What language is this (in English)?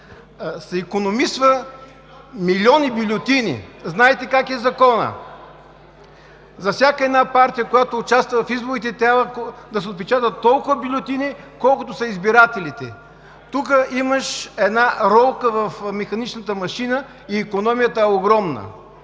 Bulgarian